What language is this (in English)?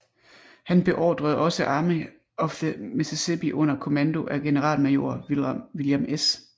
Danish